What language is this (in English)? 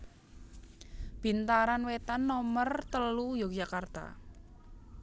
Javanese